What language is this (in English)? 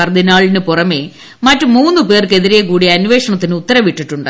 Malayalam